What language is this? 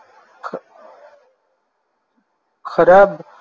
Gujarati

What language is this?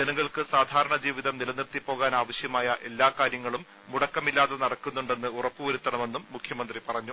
Malayalam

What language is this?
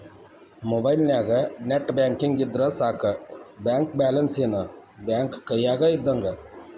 Kannada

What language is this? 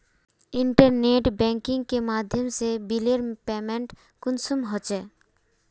Magahi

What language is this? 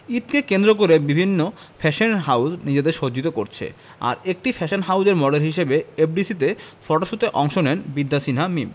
Bangla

